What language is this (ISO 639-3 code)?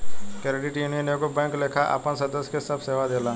bho